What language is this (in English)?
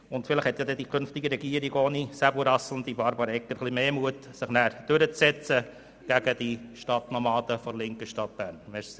Swiss German